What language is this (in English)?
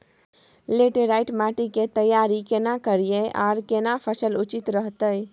Maithili